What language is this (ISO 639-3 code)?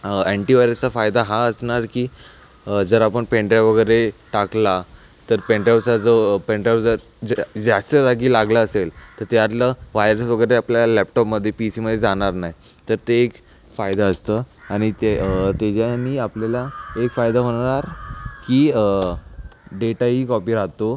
mar